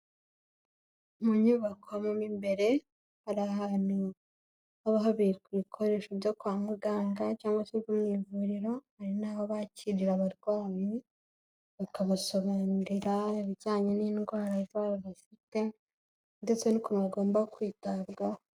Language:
Kinyarwanda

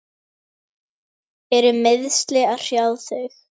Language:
Icelandic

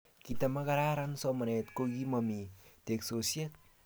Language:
Kalenjin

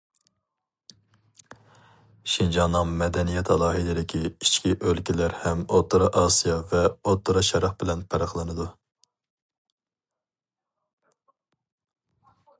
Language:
Uyghur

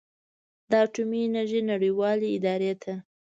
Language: Pashto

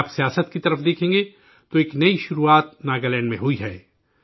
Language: Urdu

